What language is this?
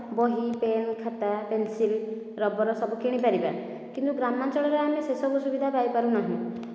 Odia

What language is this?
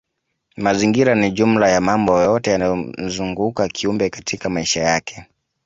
Swahili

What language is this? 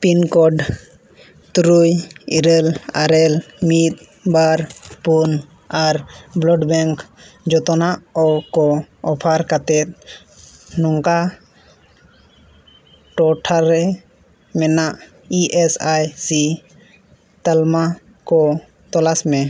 Santali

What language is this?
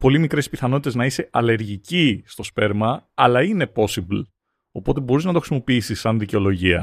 Greek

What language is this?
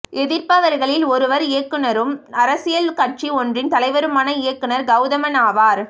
Tamil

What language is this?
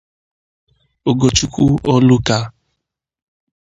Igbo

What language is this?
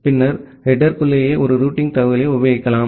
Tamil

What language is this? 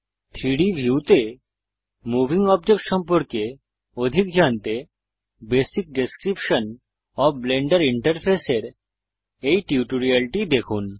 Bangla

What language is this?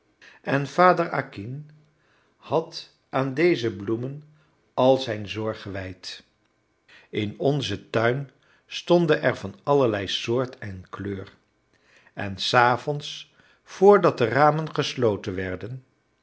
Dutch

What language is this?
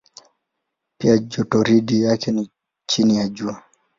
Swahili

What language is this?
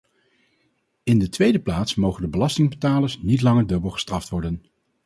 Dutch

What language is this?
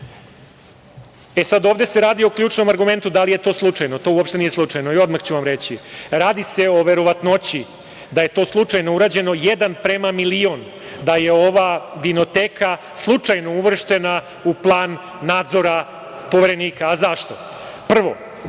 Serbian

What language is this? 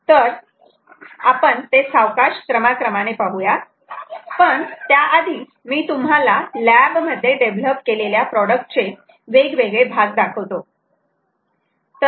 Marathi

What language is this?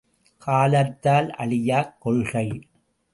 Tamil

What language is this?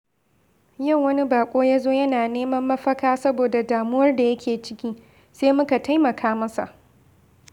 Hausa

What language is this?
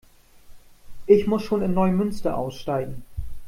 German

